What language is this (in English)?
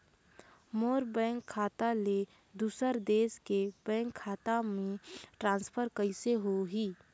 Chhattisgarhi